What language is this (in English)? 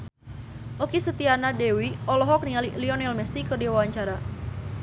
Sundanese